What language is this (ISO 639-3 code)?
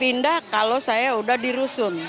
ind